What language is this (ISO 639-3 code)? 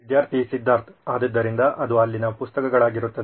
kan